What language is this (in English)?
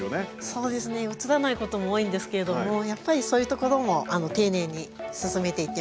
Japanese